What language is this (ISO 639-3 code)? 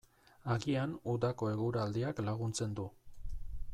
eus